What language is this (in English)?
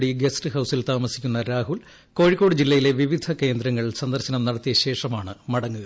Malayalam